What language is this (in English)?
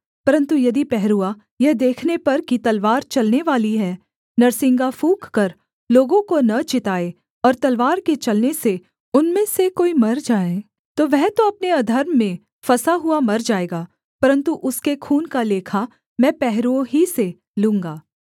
Hindi